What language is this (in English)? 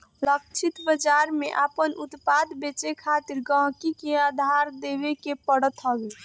Bhojpuri